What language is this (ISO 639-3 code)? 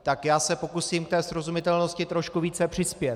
ces